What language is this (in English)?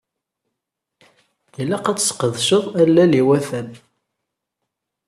Kabyle